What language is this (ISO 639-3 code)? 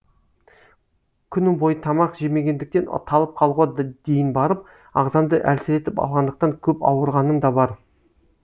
kaz